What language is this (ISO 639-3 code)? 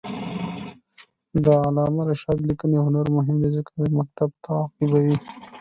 pus